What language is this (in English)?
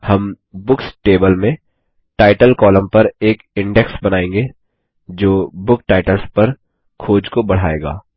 Hindi